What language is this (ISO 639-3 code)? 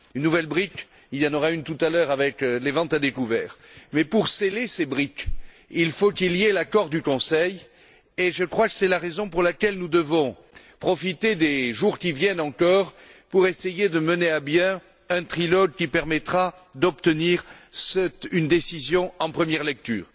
fra